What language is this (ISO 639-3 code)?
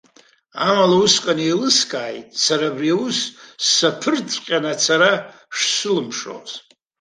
abk